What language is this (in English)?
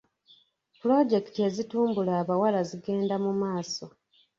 Ganda